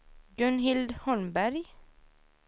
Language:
Swedish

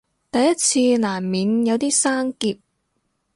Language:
Cantonese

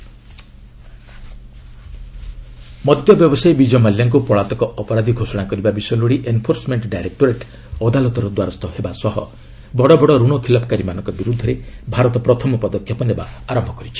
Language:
Odia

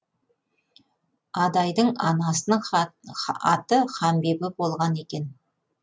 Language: Kazakh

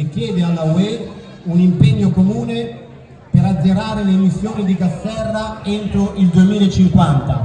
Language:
Italian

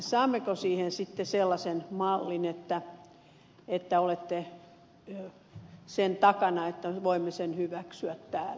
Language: Finnish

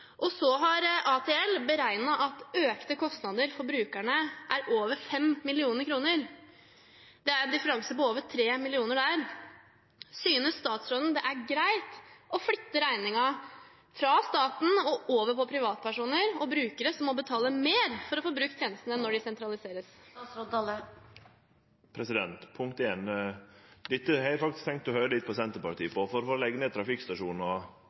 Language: Norwegian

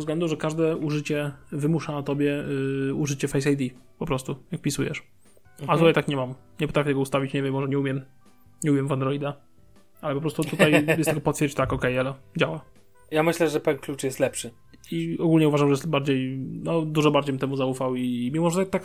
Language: Polish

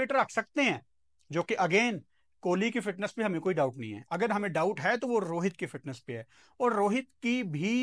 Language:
Hindi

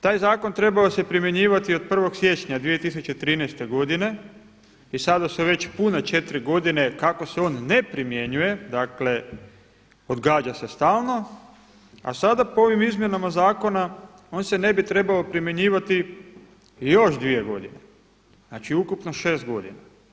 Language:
Croatian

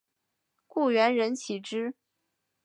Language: Chinese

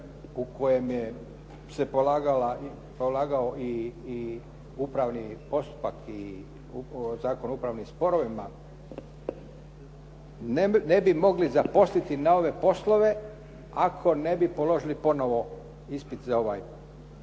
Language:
Croatian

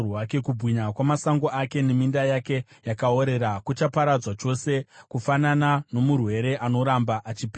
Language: Shona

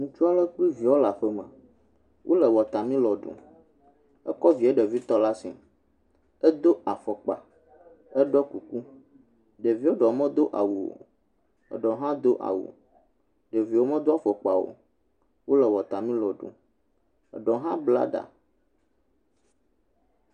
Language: Ewe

